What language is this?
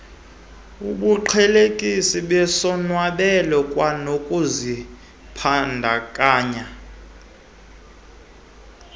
Xhosa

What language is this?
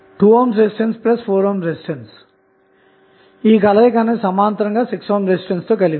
Telugu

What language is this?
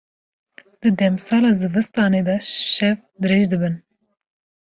Kurdish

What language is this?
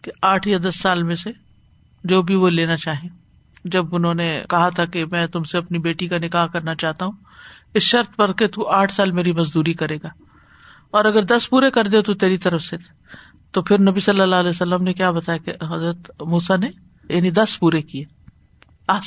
Urdu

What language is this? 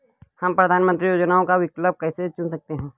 Hindi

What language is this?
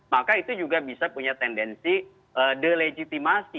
Indonesian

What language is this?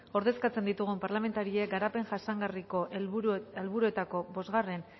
Basque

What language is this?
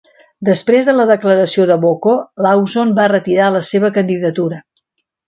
Catalan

